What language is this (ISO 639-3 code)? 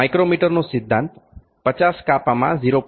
guj